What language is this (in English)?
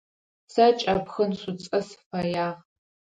Adyghe